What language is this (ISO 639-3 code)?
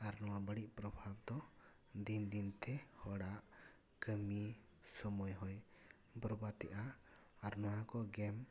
sat